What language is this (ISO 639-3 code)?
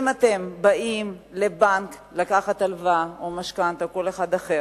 heb